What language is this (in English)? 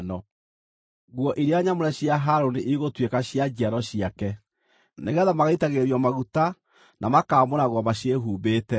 Kikuyu